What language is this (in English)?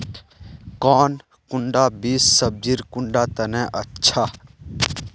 Magahi